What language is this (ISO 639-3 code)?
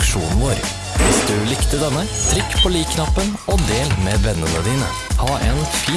nor